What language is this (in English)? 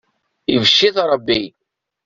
Kabyle